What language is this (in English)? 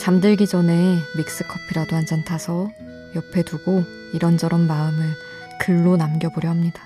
Korean